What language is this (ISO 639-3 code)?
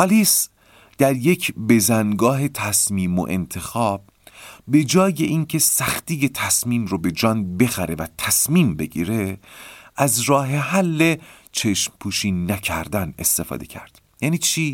fas